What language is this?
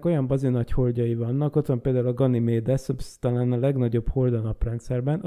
Hungarian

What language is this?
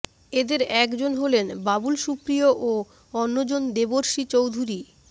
Bangla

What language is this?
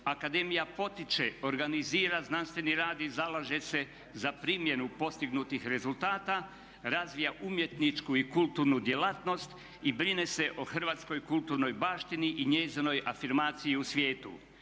Croatian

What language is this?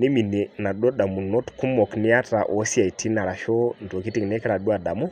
Masai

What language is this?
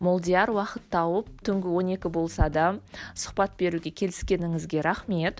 Kazakh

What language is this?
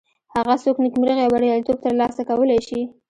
Pashto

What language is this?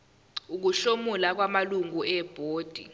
Zulu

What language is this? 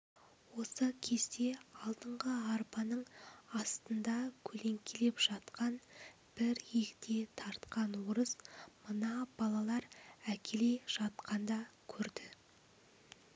Kazakh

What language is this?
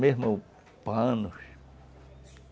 Portuguese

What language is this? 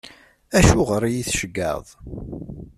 Kabyle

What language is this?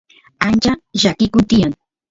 Santiago del Estero Quichua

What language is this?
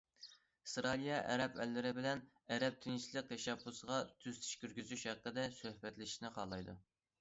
Uyghur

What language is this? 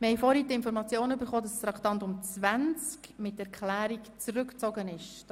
Swiss German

